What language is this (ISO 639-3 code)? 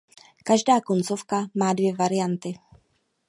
ces